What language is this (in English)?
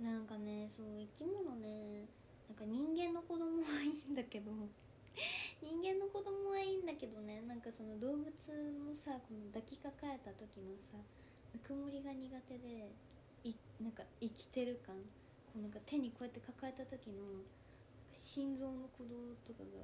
Japanese